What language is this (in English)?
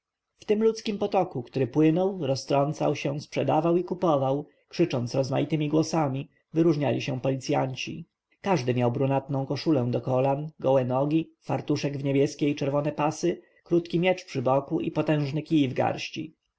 Polish